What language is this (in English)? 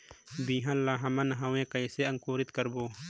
Chhattisgarhi